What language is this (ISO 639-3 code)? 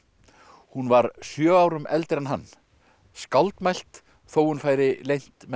isl